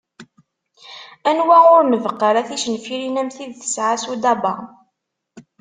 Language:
Kabyle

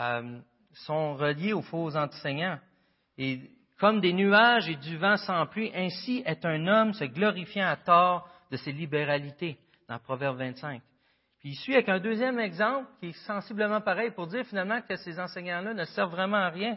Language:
French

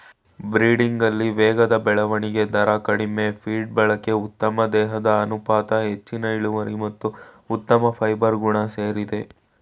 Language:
Kannada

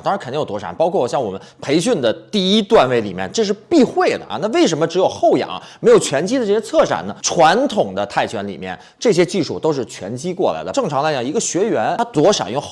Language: Chinese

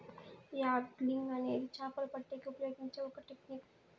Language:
Telugu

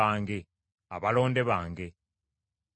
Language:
Ganda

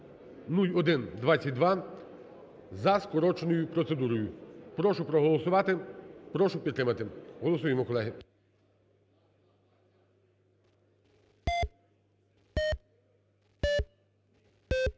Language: Ukrainian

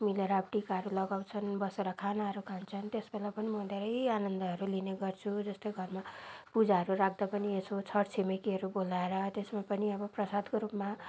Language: Nepali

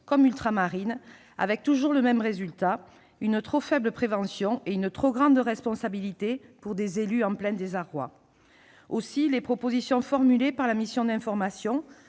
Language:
French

